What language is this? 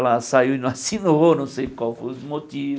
Portuguese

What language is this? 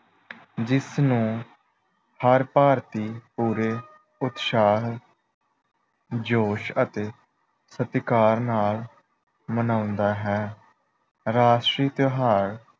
Punjabi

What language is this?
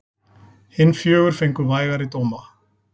Icelandic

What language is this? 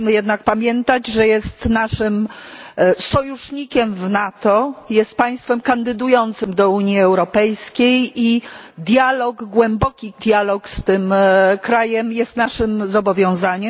Polish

